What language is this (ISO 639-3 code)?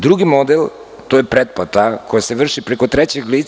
srp